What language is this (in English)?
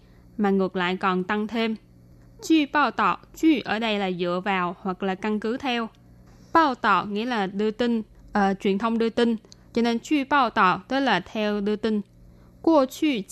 Vietnamese